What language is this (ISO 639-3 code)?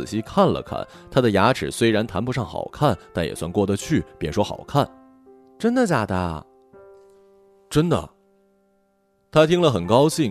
zho